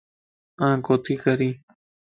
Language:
Lasi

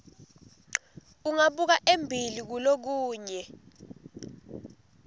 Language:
Swati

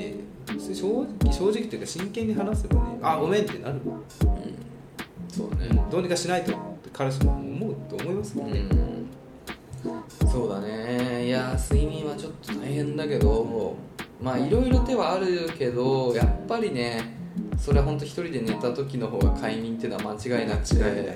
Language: Japanese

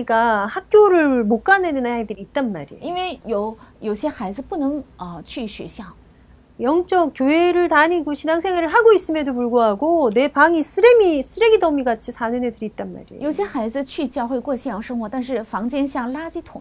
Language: Korean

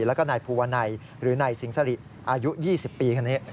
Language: Thai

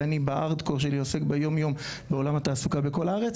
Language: Hebrew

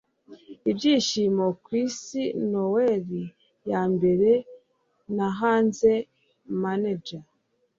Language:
Kinyarwanda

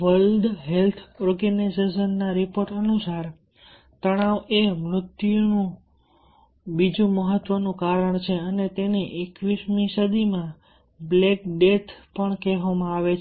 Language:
Gujarati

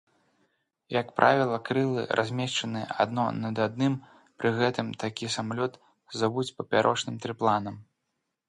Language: Belarusian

